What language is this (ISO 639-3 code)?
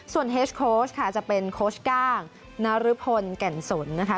tha